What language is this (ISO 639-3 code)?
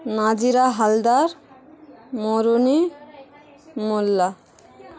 ben